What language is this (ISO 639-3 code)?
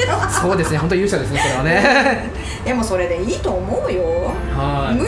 jpn